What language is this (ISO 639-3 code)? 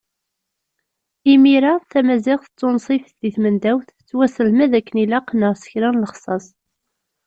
kab